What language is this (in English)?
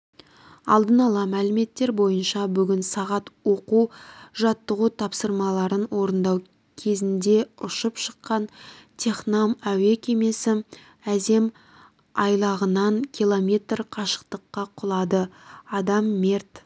Kazakh